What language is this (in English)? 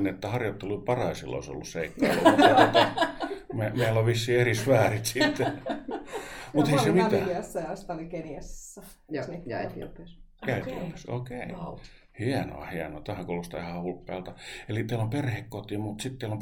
Finnish